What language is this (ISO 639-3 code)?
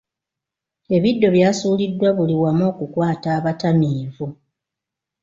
lug